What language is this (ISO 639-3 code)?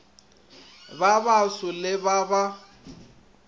nso